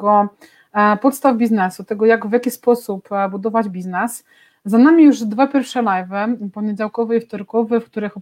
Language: Polish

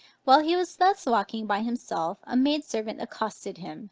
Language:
English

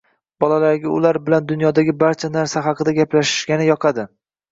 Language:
Uzbek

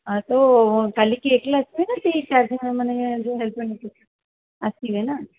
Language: Odia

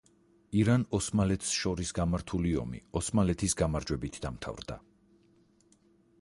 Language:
Georgian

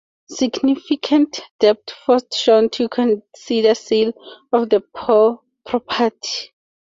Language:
English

